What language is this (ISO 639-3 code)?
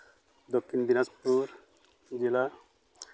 sat